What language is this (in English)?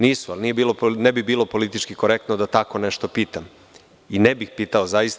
Serbian